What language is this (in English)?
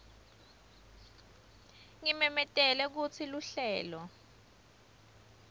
Swati